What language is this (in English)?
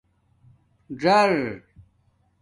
Domaaki